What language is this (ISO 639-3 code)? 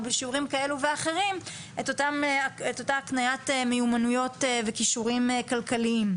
heb